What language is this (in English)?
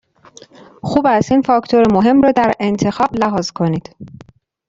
Persian